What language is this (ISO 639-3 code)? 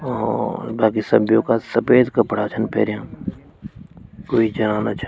gbm